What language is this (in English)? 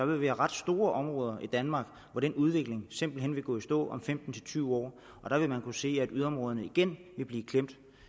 Danish